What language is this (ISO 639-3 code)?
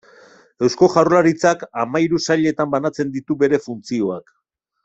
eus